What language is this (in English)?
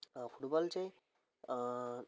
Nepali